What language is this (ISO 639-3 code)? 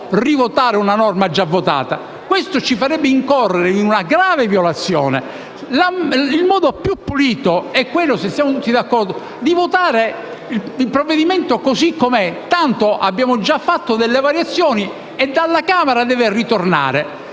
ita